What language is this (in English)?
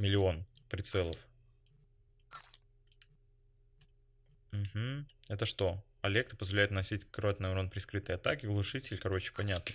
Russian